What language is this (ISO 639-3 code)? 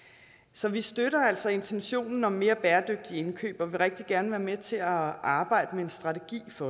dan